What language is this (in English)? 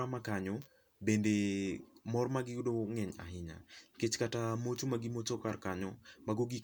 Luo (Kenya and Tanzania)